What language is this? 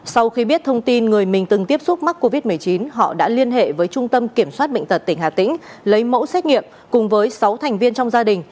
Vietnamese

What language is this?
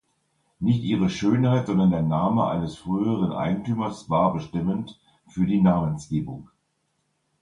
German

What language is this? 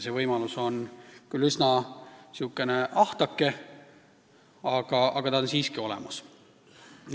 Estonian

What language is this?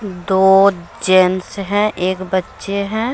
Hindi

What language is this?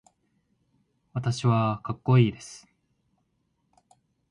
Japanese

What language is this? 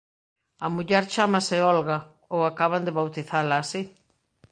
Galician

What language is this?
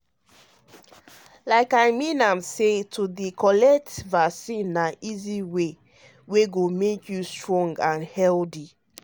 Nigerian Pidgin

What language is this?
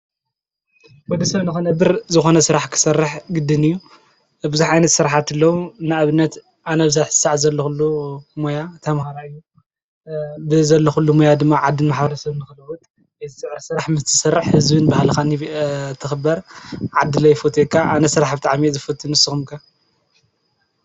Tigrinya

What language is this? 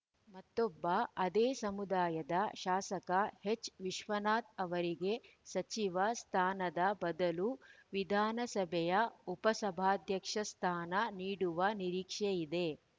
Kannada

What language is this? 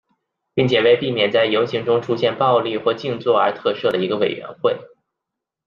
Chinese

